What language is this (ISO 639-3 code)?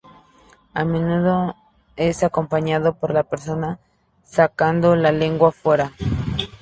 spa